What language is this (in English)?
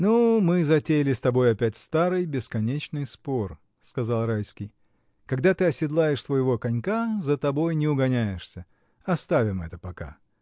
Russian